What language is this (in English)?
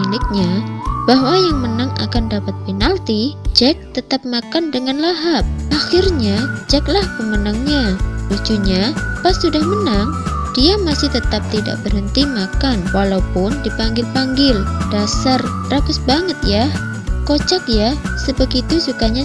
Indonesian